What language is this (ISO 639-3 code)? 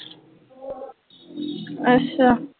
pan